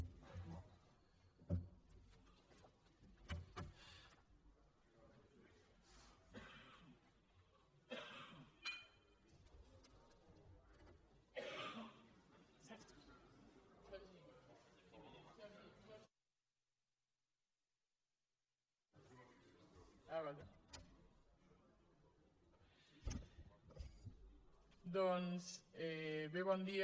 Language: Catalan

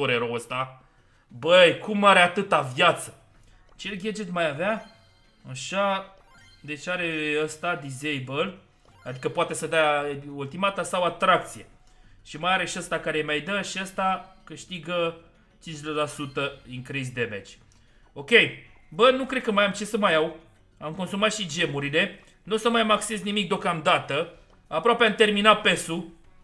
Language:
Romanian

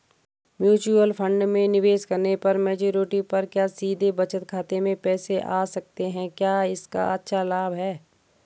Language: Hindi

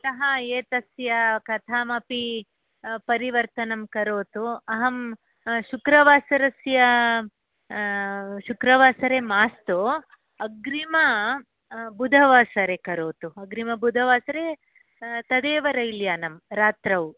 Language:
Sanskrit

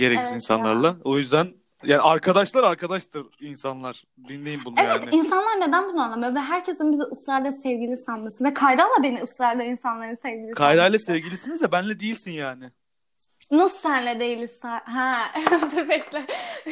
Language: Turkish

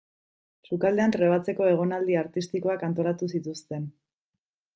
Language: Basque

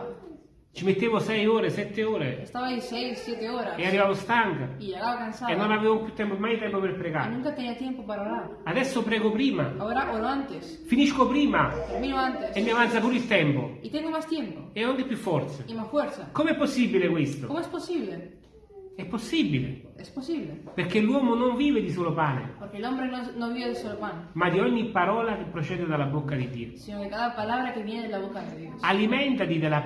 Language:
Italian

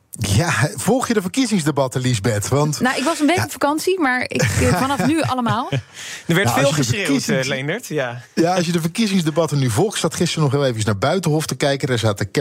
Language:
Dutch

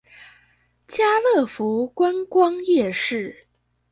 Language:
Chinese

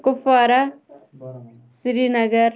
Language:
Kashmiri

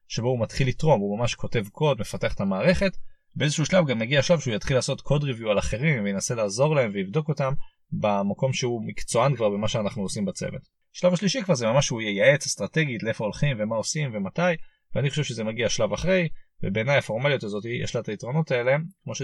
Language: Hebrew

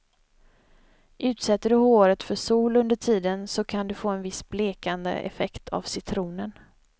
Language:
Swedish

